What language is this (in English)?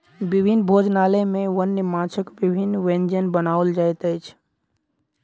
Maithili